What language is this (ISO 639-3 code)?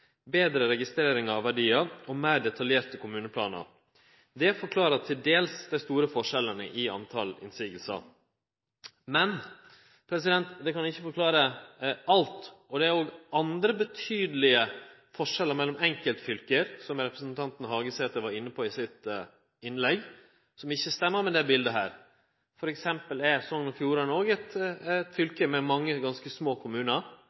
nno